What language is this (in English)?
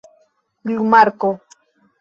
Esperanto